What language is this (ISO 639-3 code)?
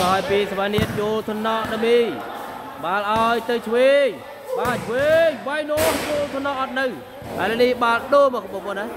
tha